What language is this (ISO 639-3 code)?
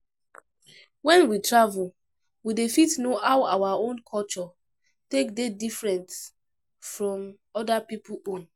pcm